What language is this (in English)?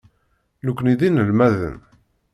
Kabyle